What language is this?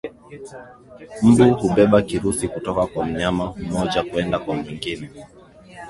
Swahili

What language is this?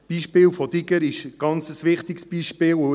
Swiss German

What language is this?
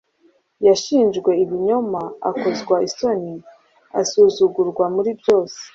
Kinyarwanda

